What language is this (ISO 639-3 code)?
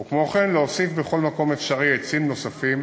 heb